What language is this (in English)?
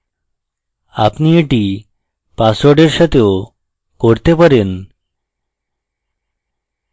Bangla